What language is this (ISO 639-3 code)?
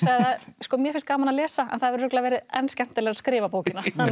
isl